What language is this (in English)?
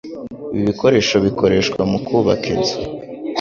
Kinyarwanda